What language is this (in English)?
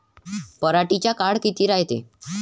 Marathi